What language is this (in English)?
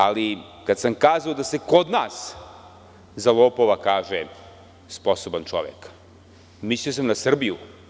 Serbian